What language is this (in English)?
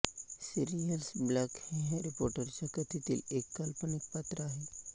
Marathi